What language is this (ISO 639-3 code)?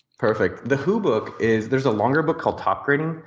eng